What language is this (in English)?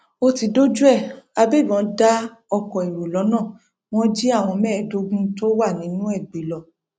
Yoruba